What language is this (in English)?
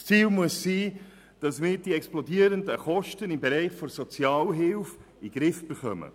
Swiss German